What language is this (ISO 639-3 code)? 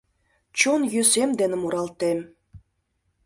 chm